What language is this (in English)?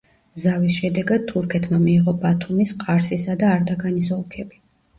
Georgian